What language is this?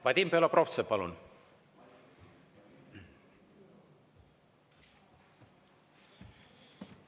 Estonian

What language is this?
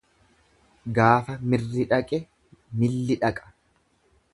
Oromo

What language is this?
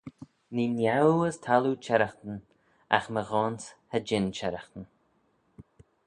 Manx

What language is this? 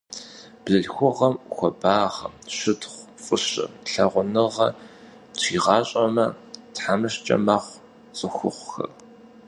Kabardian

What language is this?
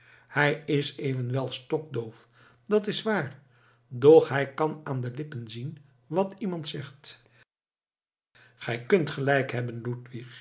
Dutch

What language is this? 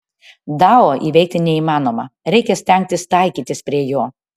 Lithuanian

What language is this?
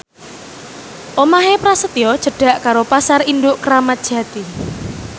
Javanese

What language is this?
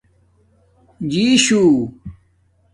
Domaaki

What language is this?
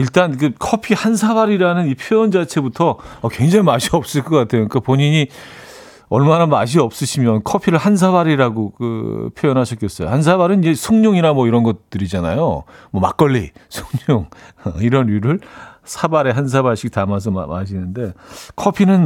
Korean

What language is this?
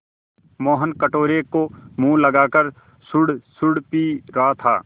Hindi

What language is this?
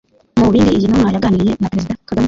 Kinyarwanda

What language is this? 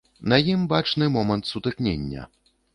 Belarusian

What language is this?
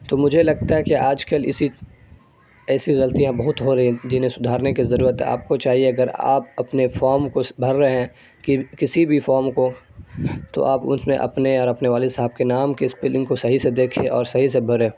Urdu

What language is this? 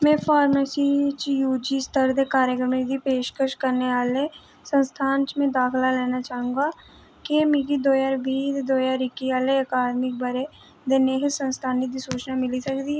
Dogri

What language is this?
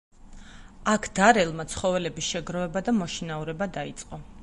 Georgian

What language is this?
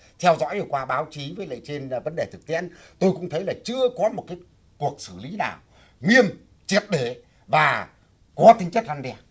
Vietnamese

